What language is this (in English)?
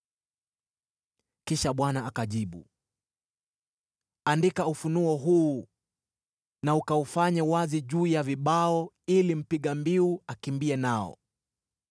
Swahili